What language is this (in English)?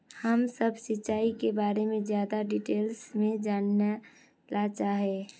Magahi